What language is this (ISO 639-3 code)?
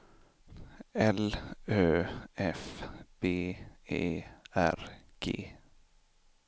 swe